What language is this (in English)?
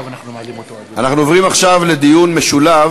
Hebrew